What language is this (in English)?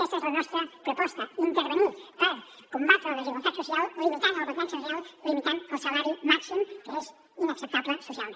Catalan